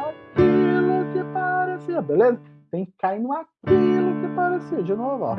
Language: Portuguese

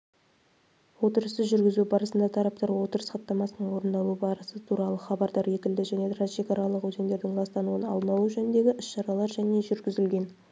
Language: Kazakh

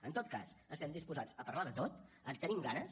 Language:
Catalan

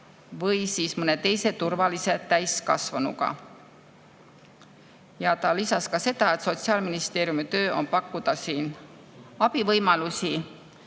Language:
Estonian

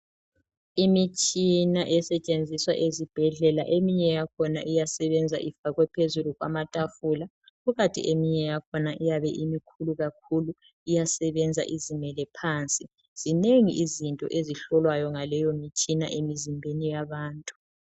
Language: North Ndebele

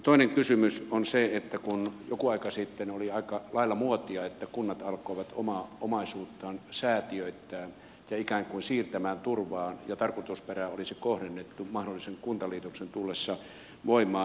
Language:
Finnish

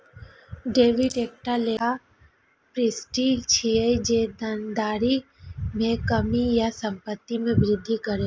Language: Maithili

